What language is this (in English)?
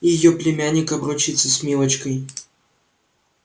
Russian